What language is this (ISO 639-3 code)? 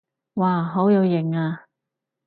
yue